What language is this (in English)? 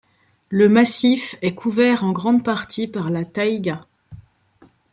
French